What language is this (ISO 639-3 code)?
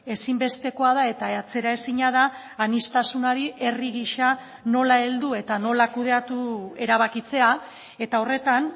eus